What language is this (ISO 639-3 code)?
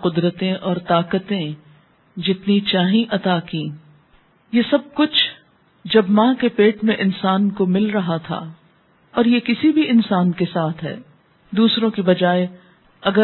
urd